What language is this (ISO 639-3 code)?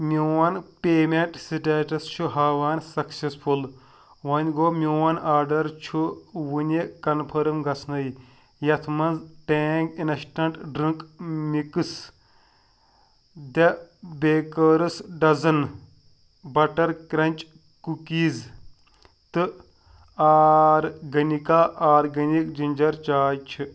kas